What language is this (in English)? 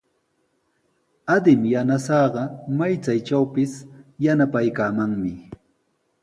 Sihuas Ancash Quechua